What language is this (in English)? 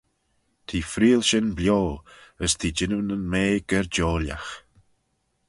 Manx